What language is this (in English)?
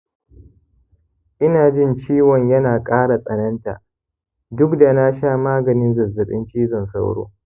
Hausa